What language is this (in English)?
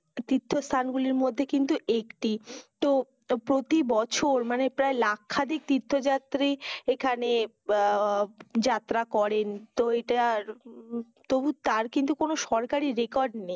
Bangla